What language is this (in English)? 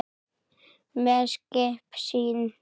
Icelandic